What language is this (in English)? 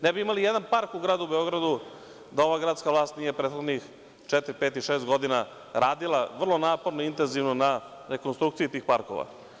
Serbian